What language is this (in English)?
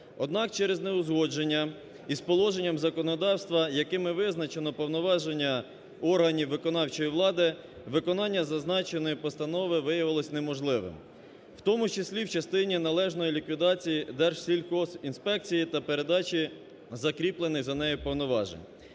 Ukrainian